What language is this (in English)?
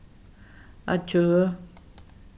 Faroese